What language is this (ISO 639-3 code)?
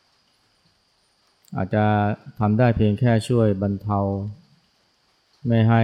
tha